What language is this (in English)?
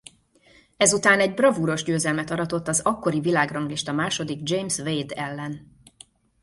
Hungarian